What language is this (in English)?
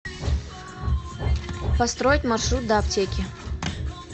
Russian